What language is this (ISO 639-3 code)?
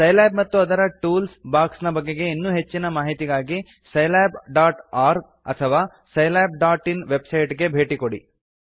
kan